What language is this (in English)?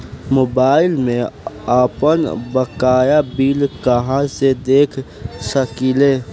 Bhojpuri